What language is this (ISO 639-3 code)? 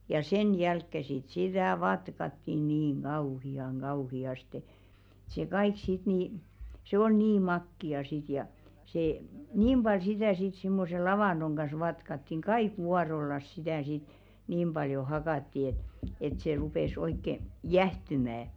fin